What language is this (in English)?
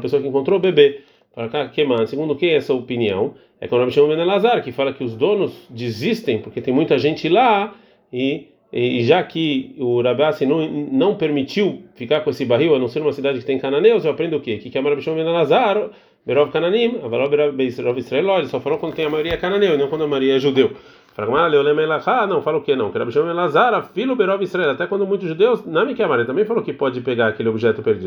Portuguese